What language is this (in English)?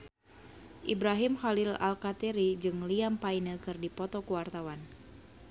Sundanese